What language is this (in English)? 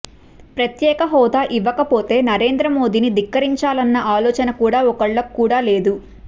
Telugu